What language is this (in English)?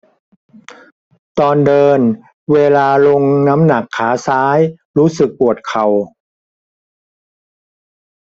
Thai